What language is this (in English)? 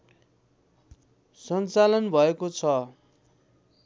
Nepali